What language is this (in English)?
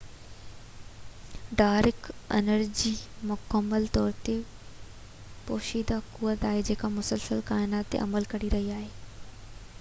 Sindhi